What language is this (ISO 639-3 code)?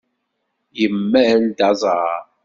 kab